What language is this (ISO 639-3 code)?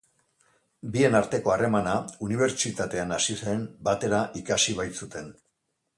eus